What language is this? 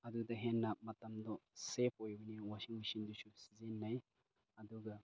Manipuri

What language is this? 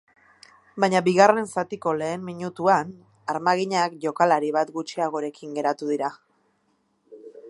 Basque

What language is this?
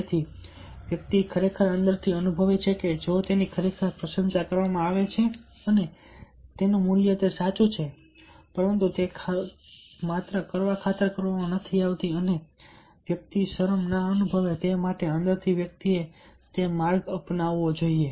Gujarati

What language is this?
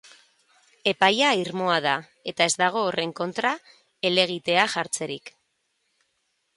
Basque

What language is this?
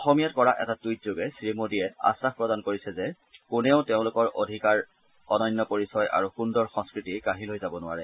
Assamese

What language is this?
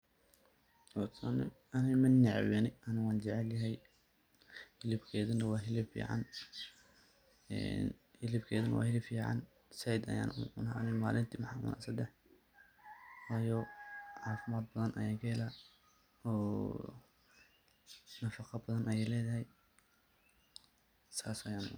Somali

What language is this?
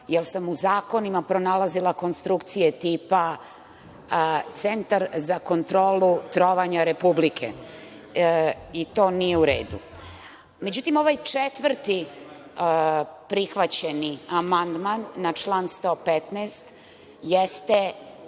Serbian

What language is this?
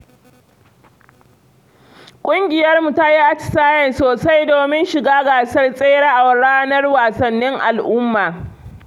Hausa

